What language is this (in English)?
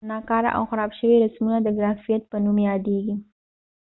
Pashto